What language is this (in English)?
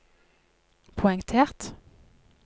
Norwegian